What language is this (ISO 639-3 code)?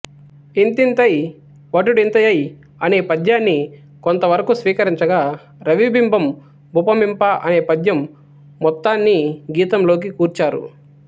tel